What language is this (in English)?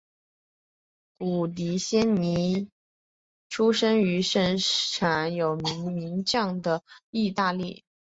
Chinese